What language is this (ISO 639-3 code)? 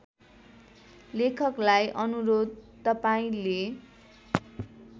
nep